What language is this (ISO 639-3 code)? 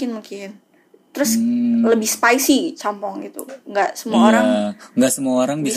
ind